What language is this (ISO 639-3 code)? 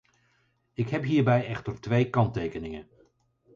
nld